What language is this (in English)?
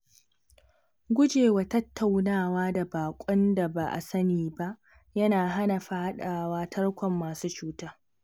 Hausa